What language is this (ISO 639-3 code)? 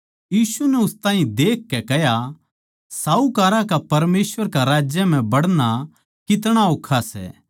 bgc